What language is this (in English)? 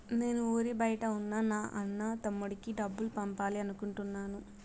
Telugu